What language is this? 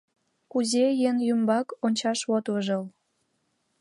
Mari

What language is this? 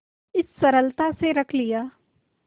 Hindi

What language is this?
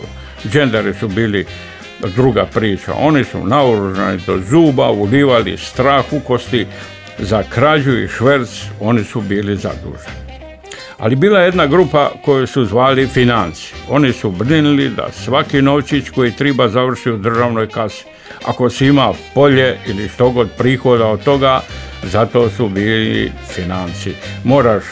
Croatian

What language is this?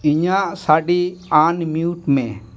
Santali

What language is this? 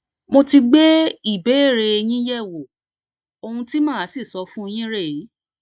Yoruba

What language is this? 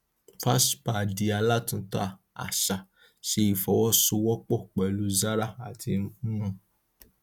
Yoruba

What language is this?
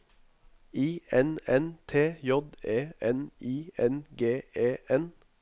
Norwegian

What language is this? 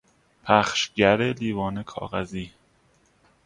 Persian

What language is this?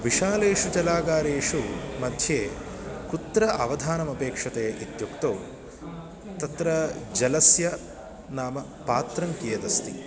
Sanskrit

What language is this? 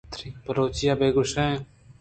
Eastern Balochi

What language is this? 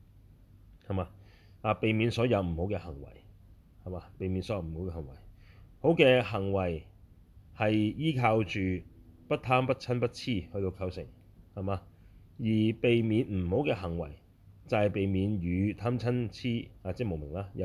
Chinese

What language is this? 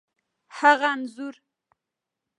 Pashto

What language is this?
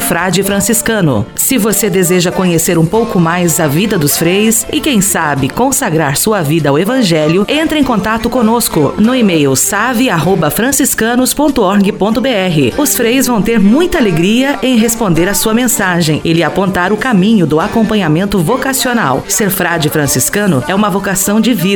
Portuguese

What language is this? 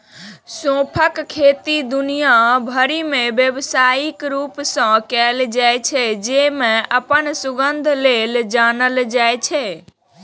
Maithili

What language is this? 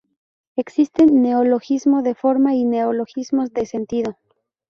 Spanish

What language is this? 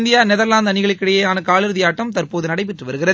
Tamil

